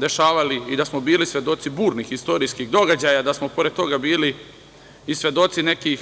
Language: Serbian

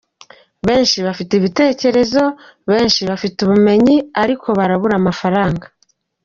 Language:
Kinyarwanda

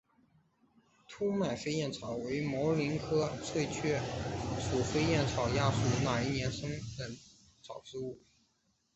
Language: Chinese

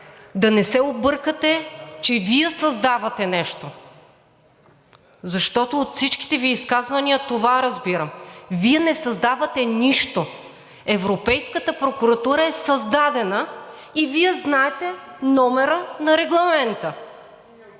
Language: Bulgarian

